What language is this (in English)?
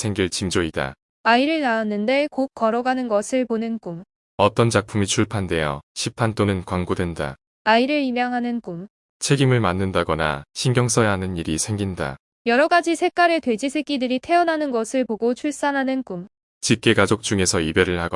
Korean